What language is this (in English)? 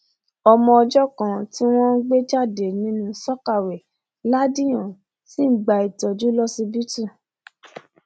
Yoruba